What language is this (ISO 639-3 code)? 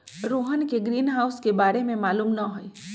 mag